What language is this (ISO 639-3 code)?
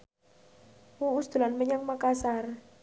jav